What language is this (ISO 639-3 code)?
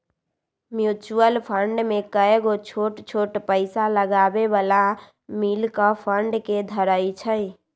mag